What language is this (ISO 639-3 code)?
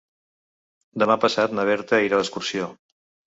cat